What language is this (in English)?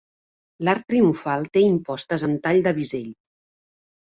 Catalan